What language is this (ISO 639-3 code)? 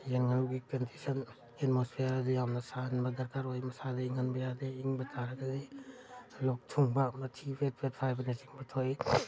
mni